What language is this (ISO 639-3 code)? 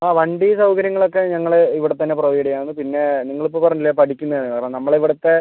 mal